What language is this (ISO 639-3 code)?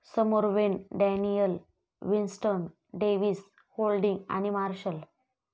mar